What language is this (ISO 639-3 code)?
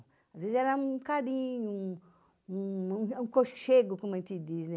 por